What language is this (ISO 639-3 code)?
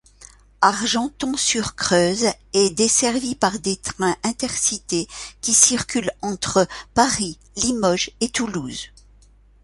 fra